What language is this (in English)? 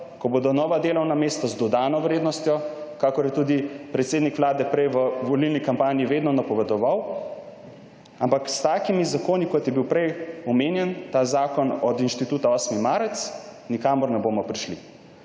Slovenian